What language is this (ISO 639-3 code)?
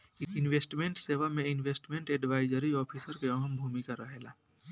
bho